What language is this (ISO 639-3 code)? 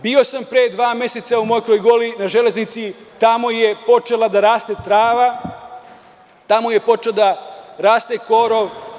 srp